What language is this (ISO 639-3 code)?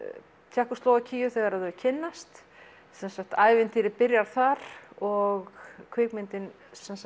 isl